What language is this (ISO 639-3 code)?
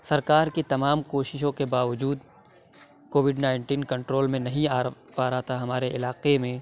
urd